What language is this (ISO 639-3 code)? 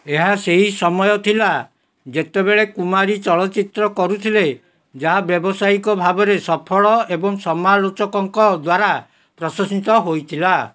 ori